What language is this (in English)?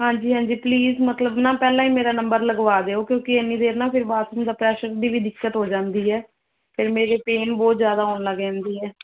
Punjabi